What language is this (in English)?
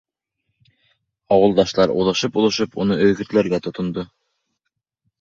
Bashkir